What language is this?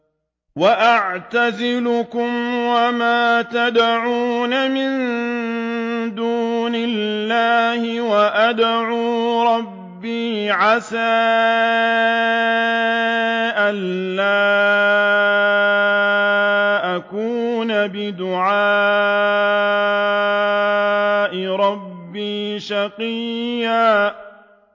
Arabic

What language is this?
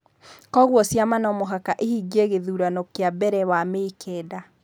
Kikuyu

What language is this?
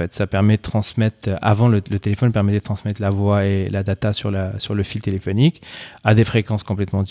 French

